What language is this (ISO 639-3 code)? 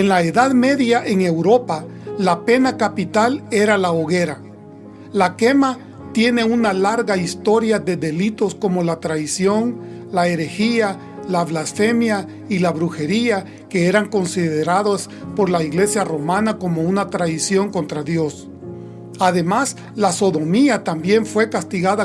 spa